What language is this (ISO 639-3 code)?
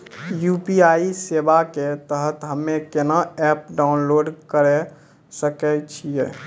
mai